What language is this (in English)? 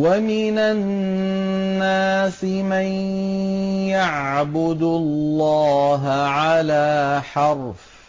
Arabic